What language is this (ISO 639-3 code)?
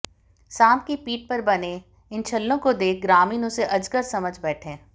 hin